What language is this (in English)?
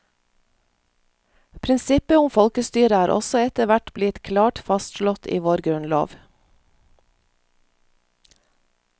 Norwegian